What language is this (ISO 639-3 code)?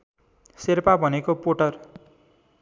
nep